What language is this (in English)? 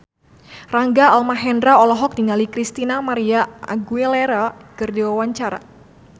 Sundanese